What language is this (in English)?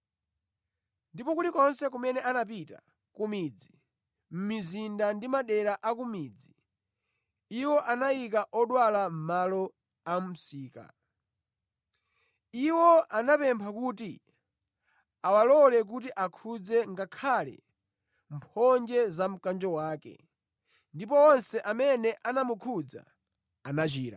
Nyanja